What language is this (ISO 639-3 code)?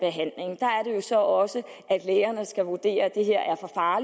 dan